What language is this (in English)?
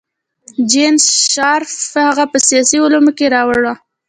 Pashto